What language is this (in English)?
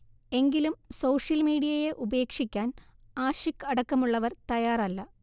Malayalam